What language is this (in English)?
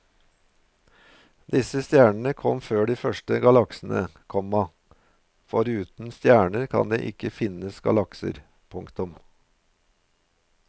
Norwegian